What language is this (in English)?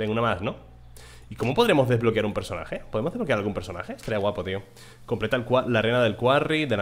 Spanish